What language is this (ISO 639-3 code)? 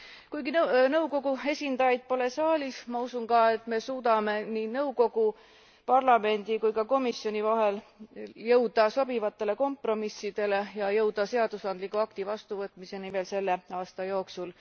est